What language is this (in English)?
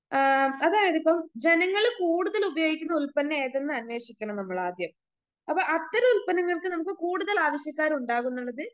Malayalam